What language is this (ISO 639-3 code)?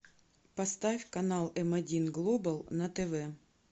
rus